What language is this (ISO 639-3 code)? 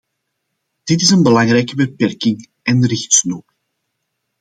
nld